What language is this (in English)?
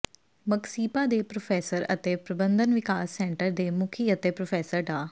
Punjabi